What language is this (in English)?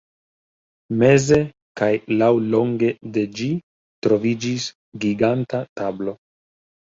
Esperanto